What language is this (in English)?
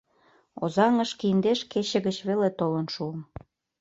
Mari